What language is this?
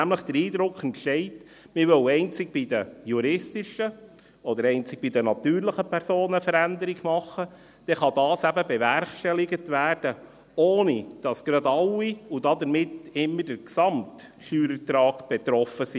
Swiss German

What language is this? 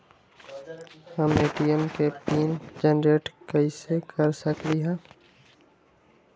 Magahi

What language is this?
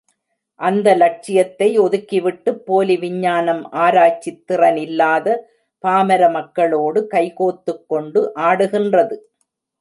Tamil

